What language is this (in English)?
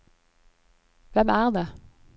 Norwegian